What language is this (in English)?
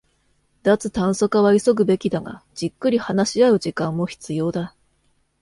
Japanese